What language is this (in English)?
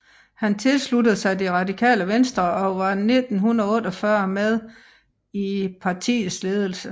Danish